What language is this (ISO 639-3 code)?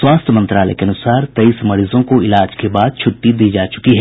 hin